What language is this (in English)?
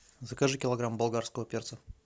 Russian